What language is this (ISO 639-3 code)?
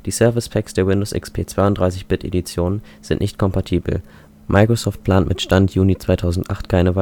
deu